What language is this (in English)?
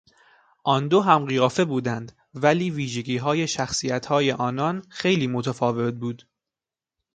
Persian